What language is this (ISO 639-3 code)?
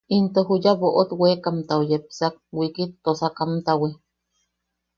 yaq